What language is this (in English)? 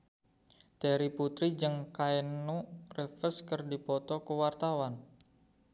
Sundanese